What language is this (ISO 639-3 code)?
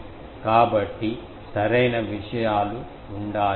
tel